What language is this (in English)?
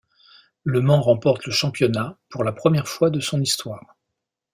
French